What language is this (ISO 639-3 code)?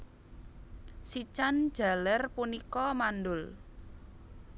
jav